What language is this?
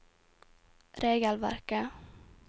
Norwegian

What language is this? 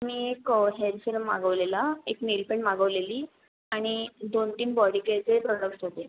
Marathi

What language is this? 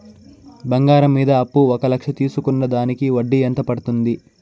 Telugu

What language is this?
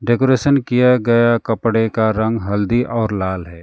Hindi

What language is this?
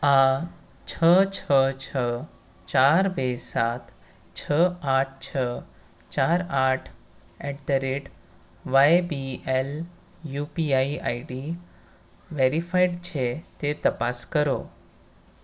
Gujarati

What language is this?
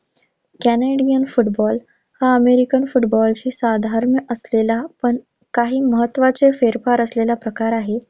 Marathi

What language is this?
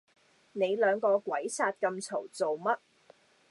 Cantonese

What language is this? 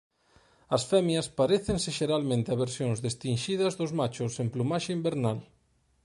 Galician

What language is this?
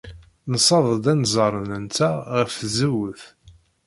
Kabyle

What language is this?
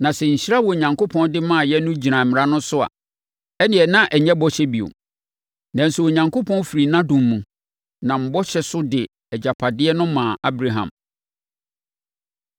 Akan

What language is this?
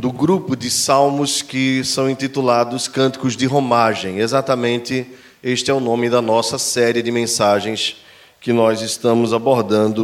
Portuguese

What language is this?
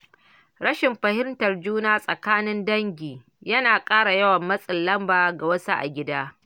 Hausa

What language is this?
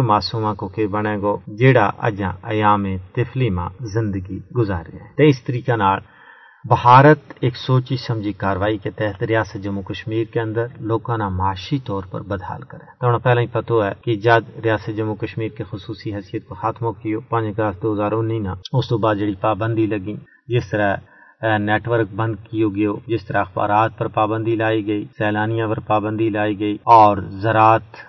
Urdu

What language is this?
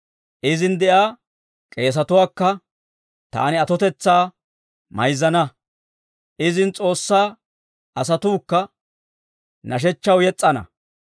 Dawro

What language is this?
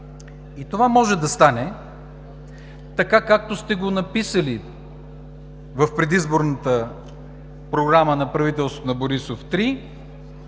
Bulgarian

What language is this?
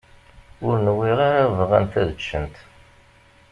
Kabyle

